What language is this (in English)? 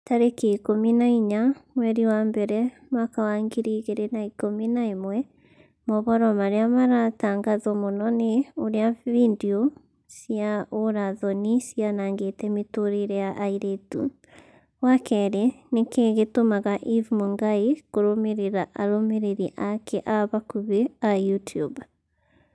Kikuyu